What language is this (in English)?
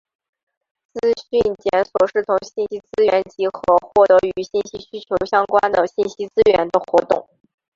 Chinese